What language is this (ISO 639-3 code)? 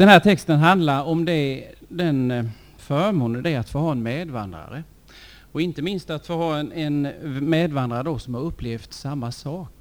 swe